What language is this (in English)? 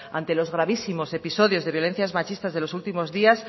Spanish